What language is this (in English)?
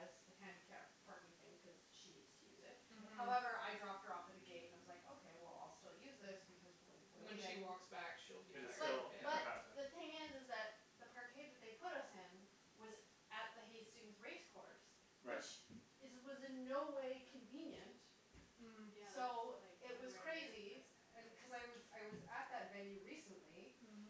English